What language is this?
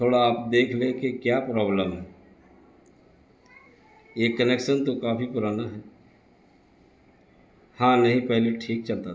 Urdu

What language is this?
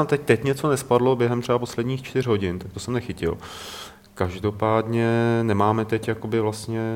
Czech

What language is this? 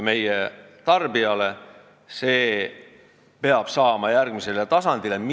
Estonian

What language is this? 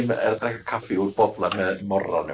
Icelandic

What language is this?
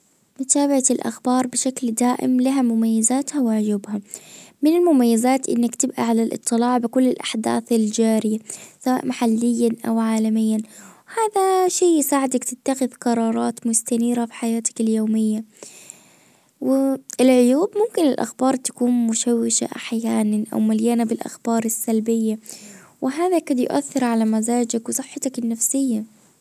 Najdi Arabic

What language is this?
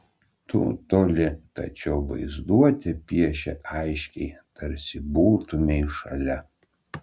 Lithuanian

